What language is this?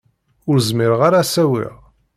Kabyle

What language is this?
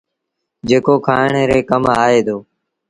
Sindhi Bhil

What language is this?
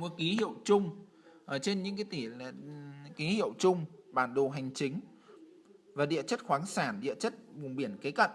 Vietnamese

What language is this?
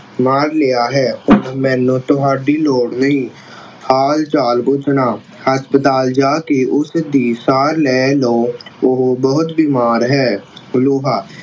Punjabi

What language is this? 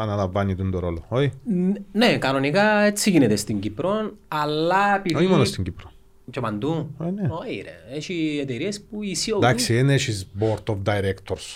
Greek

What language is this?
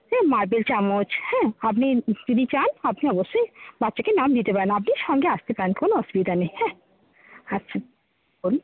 Bangla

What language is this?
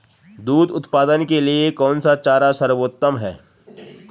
Hindi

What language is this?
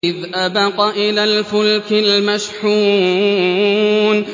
Arabic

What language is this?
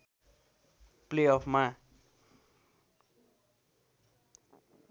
Nepali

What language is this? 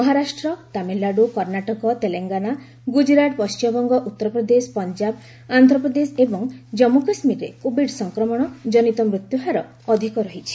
Odia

